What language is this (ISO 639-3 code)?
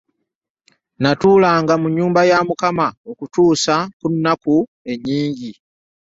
lug